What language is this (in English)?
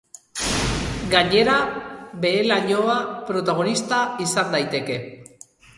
Basque